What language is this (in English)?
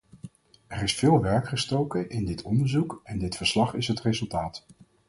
Dutch